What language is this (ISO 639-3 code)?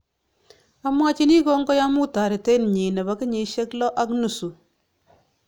kln